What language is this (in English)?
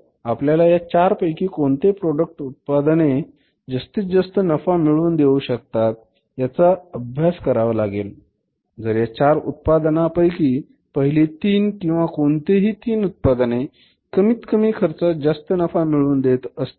Marathi